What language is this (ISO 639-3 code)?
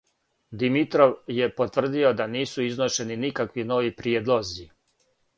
srp